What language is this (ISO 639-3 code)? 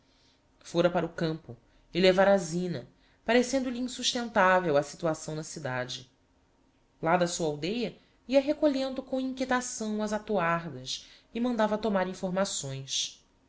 por